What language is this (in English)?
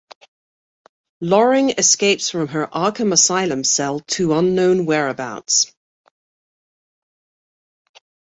English